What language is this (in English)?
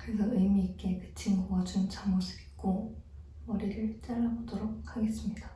Korean